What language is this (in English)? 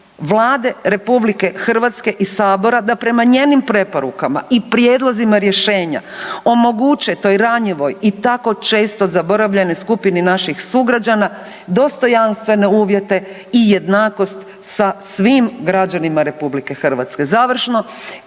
Croatian